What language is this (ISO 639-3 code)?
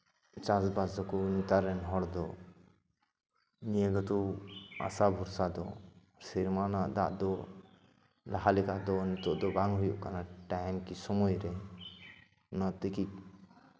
sat